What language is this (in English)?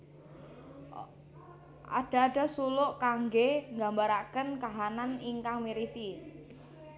Javanese